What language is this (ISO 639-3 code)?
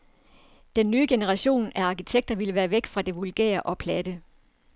dan